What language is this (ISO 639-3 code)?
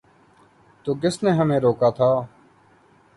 urd